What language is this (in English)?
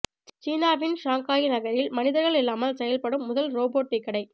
Tamil